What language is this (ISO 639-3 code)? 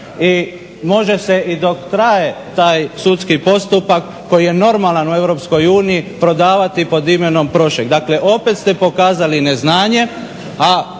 hrv